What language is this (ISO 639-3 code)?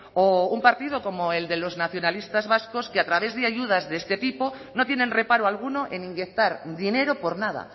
spa